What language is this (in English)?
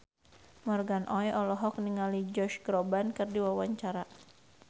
Sundanese